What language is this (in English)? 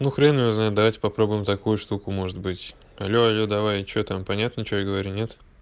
Russian